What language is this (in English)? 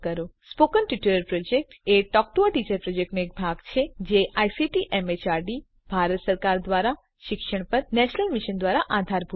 Gujarati